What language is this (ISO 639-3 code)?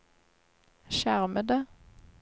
nor